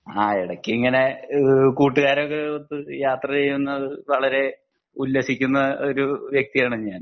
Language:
Malayalam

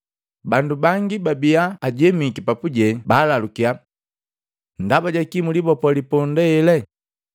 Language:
Matengo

